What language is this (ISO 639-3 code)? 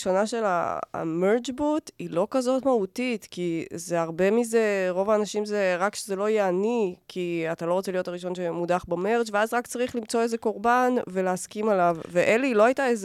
heb